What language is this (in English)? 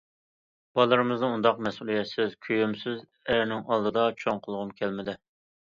Uyghur